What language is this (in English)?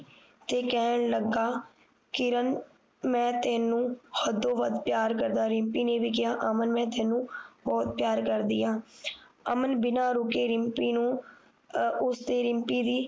Punjabi